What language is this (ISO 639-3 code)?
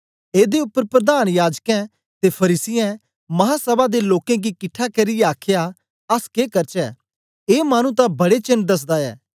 doi